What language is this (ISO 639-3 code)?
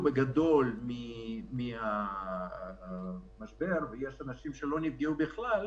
heb